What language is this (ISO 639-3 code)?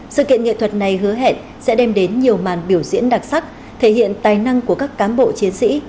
vie